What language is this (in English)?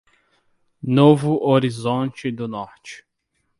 Portuguese